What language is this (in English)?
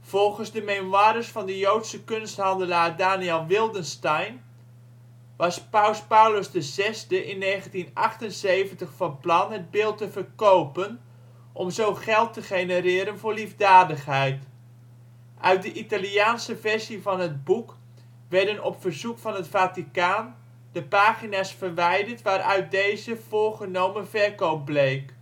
Dutch